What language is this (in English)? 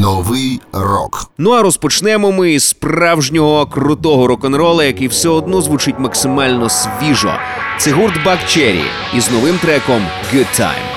Ukrainian